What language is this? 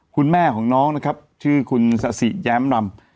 Thai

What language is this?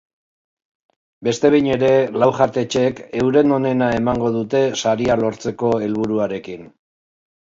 Basque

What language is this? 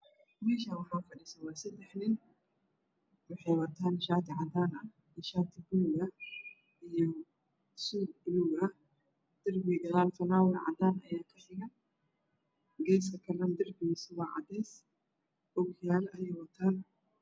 Somali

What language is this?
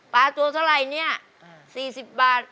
Thai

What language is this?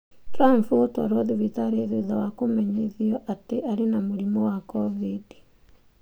Kikuyu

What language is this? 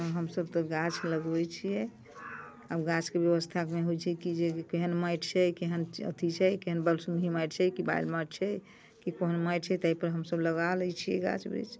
Maithili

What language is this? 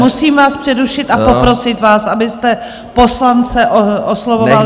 Czech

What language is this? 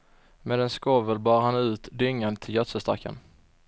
Swedish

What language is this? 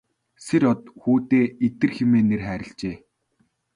Mongolian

